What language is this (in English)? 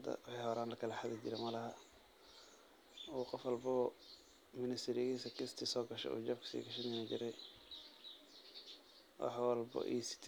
Somali